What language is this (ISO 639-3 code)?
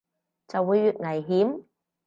yue